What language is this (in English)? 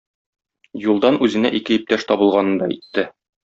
Tatar